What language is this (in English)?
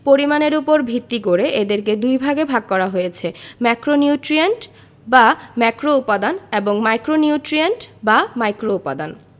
Bangla